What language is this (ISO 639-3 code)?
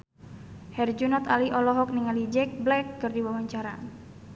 sun